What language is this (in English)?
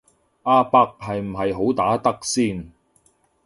Cantonese